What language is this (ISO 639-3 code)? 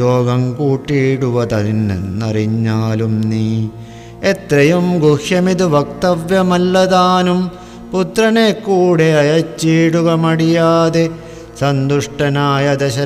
mal